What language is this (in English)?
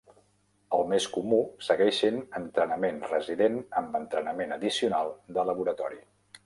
Catalan